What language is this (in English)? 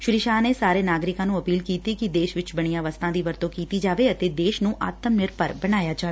Punjabi